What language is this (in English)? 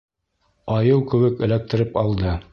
Bashkir